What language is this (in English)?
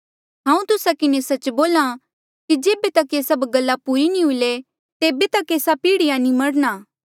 Mandeali